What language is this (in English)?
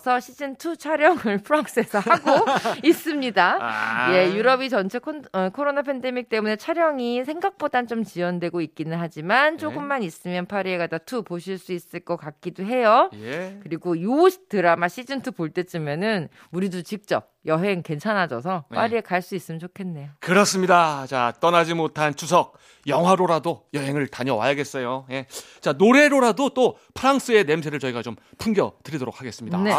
Korean